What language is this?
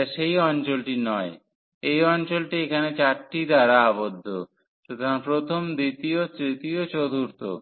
Bangla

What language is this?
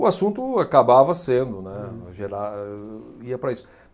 Portuguese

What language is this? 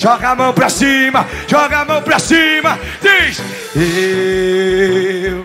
Portuguese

